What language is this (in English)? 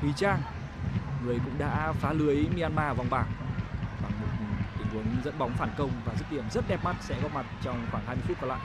Vietnamese